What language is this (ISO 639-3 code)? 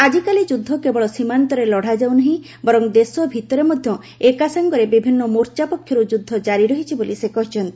ori